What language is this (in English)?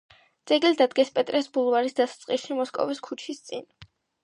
Georgian